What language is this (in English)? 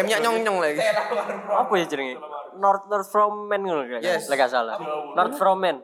Indonesian